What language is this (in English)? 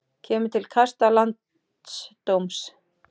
Icelandic